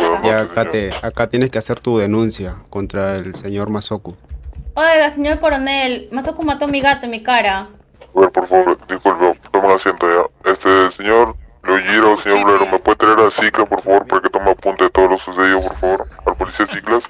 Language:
Spanish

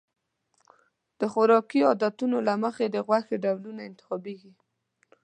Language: Pashto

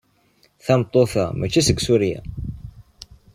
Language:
Kabyle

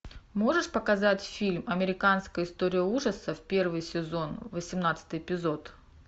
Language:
Russian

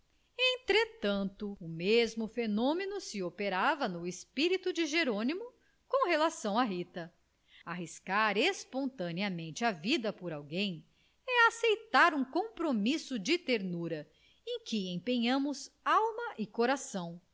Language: Portuguese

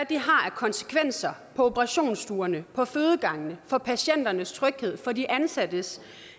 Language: Danish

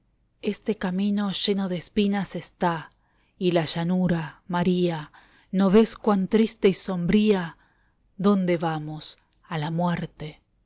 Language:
Spanish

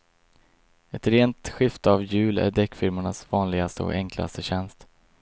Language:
Swedish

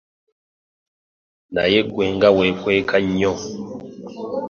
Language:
Ganda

